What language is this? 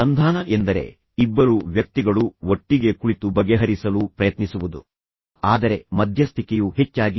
Kannada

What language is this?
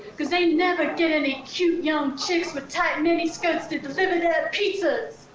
English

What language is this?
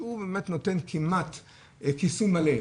Hebrew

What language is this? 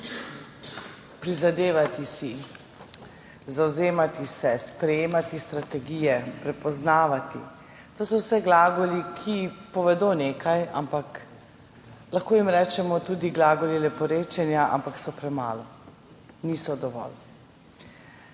Slovenian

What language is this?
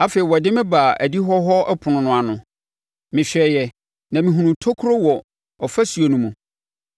Akan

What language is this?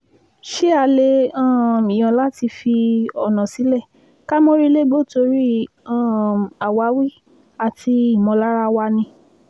Yoruba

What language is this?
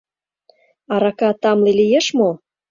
Mari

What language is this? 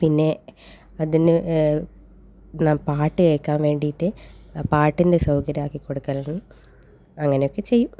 Malayalam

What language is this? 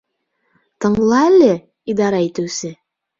Bashkir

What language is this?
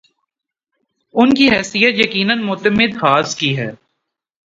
Urdu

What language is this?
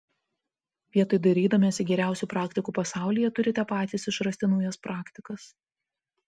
Lithuanian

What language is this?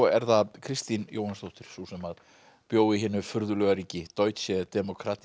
Icelandic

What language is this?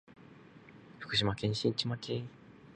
Japanese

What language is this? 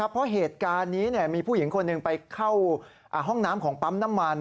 Thai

